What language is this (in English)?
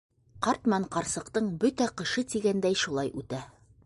Bashkir